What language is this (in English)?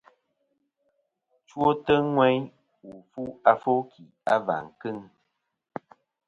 Kom